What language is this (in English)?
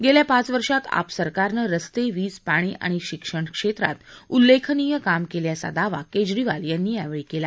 Marathi